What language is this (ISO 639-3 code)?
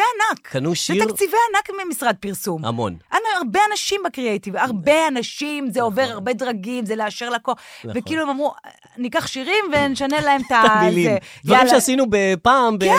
heb